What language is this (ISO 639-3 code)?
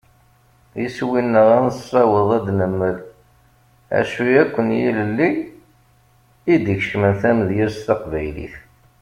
kab